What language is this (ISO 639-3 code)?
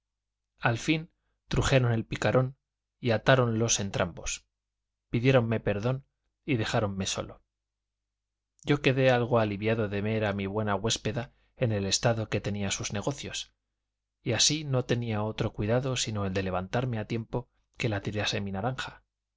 spa